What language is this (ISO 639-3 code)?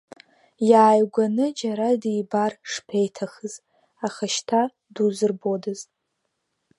abk